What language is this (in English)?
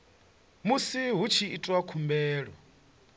Venda